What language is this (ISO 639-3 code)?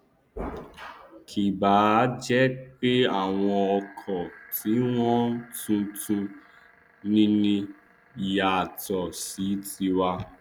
yor